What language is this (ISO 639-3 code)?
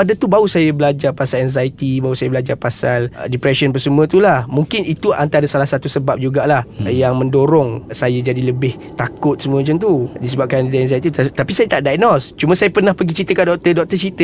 msa